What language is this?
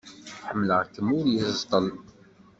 Kabyle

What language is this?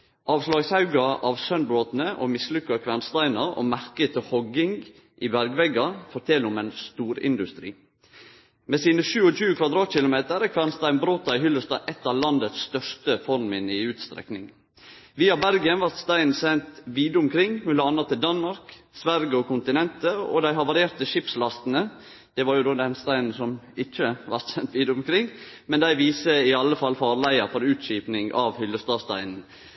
Norwegian Nynorsk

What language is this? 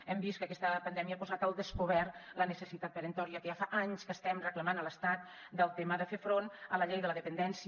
Catalan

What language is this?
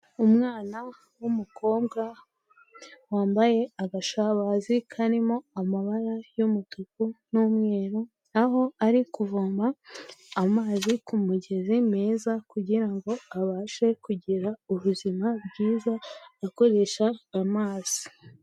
Kinyarwanda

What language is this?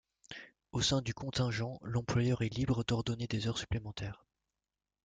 French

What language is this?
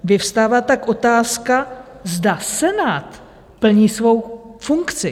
Czech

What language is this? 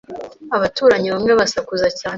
Kinyarwanda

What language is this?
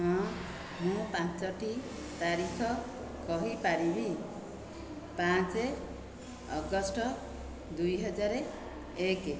Odia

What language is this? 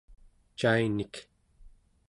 Central Yupik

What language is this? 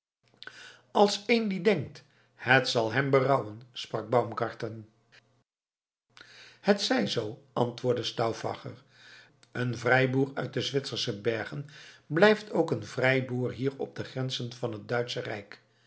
Dutch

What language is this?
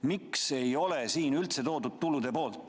Estonian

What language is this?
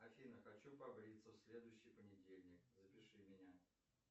Russian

